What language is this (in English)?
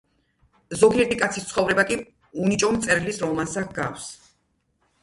Georgian